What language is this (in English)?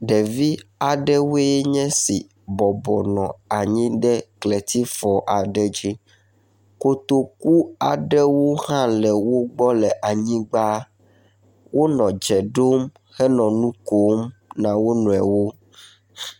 Ewe